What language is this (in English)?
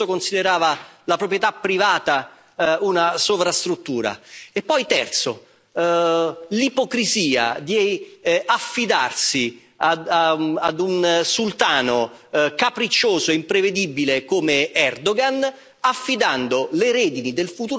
Italian